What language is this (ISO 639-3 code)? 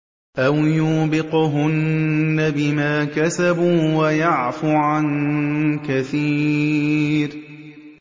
ara